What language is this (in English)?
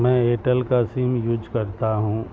Urdu